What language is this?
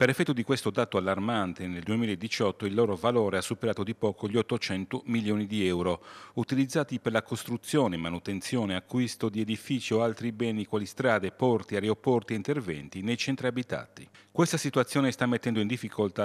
Italian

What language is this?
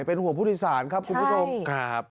Thai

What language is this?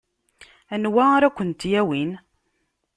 Kabyle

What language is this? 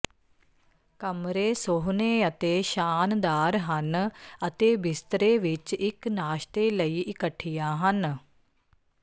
Punjabi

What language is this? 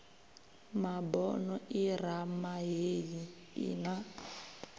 Venda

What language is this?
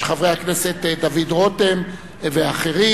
Hebrew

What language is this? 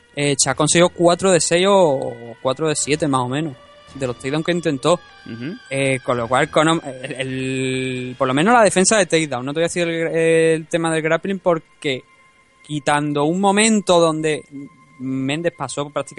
Spanish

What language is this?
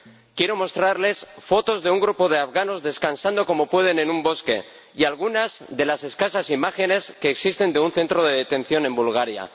Spanish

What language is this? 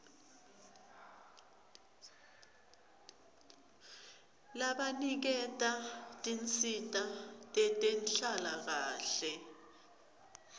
Swati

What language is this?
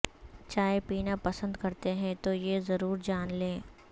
Urdu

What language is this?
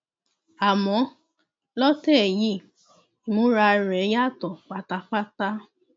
Yoruba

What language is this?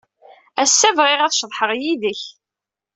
Kabyle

